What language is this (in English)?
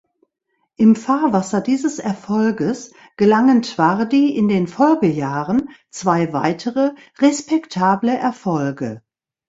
German